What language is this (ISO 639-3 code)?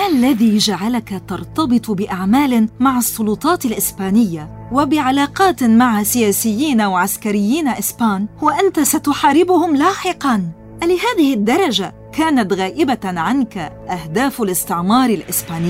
ara